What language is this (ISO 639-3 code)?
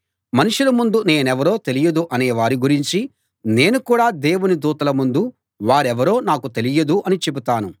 tel